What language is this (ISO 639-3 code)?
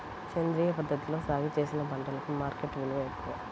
tel